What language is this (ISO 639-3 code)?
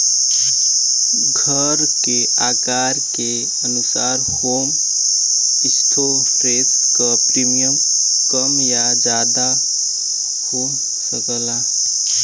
bho